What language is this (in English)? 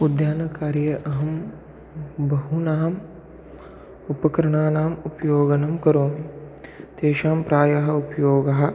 Sanskrit